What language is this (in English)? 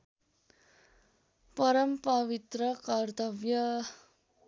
Nepali